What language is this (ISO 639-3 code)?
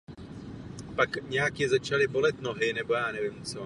ces